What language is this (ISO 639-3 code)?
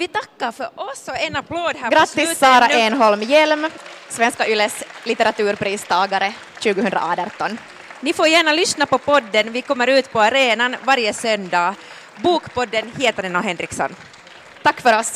swe